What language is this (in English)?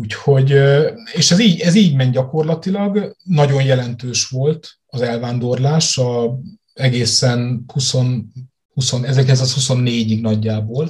Hungarian